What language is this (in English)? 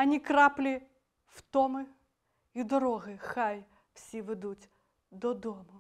Ukrainian